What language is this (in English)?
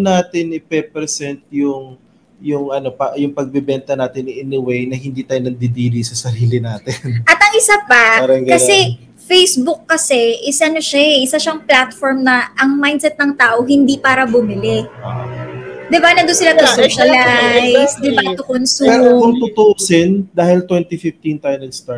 Filipino